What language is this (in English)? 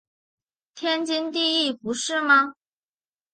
Chinese